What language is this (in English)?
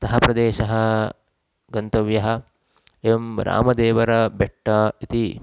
Sanskrit